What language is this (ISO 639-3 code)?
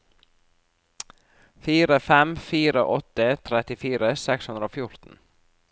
nor